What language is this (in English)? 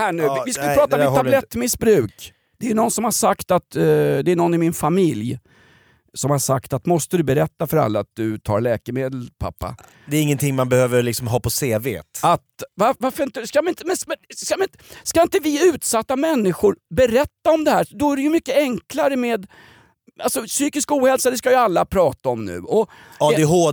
Swedish